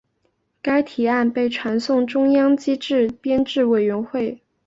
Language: Chinese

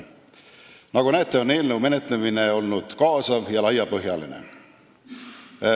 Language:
Estonian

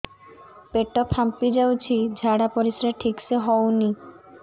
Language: Odia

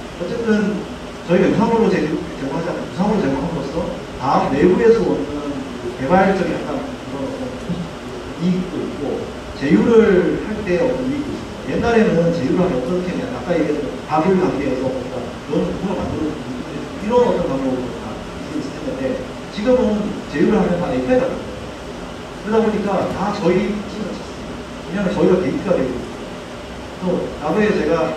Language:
Korean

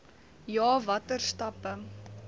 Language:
Afrikaans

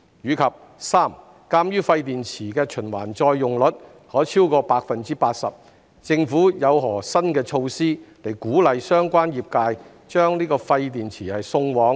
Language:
Cantonese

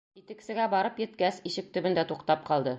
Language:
Bashkir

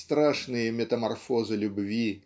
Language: Russian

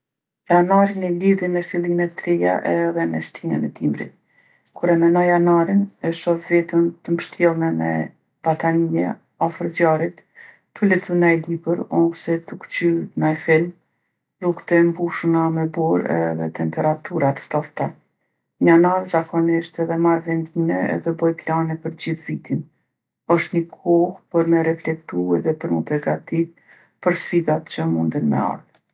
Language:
Gheg Albanian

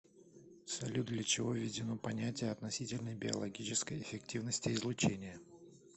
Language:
Russian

